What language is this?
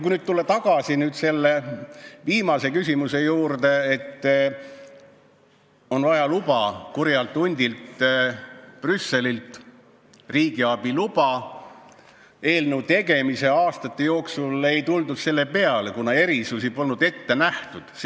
Estonian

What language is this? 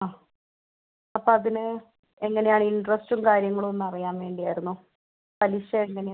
Malayalam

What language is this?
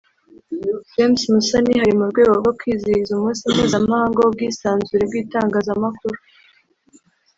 Kinyarwanda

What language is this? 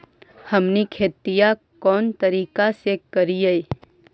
Magahi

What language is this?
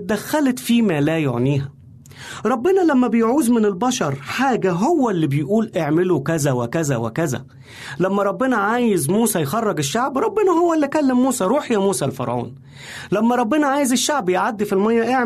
Arabic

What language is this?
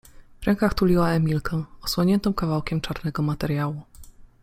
Polish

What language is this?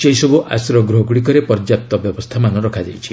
Odia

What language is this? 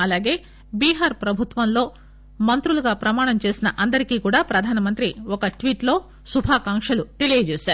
Telugu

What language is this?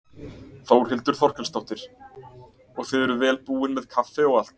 Icelandic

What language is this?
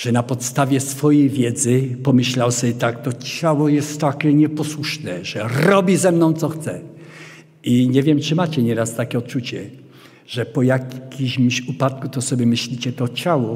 Polish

